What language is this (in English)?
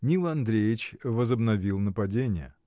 Russian